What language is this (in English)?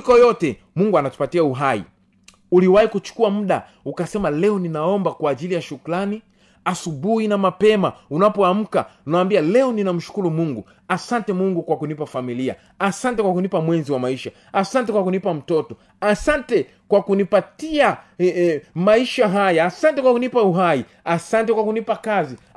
Swahili